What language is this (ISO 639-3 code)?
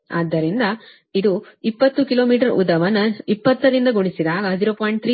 kan